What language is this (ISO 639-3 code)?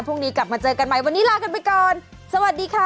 tha